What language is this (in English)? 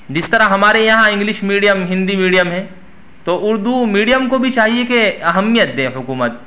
Urdu